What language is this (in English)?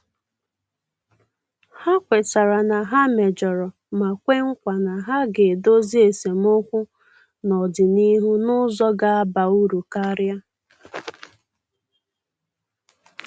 Igbo